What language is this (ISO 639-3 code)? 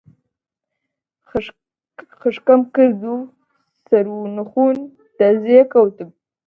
ckb